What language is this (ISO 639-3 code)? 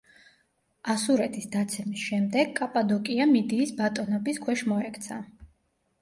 kat